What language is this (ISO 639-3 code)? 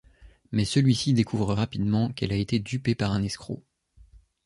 fra